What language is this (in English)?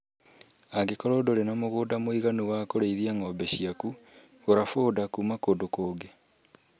Kikuyu